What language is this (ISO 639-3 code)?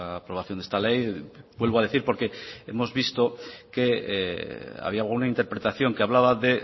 spa